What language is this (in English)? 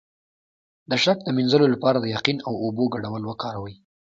Pashto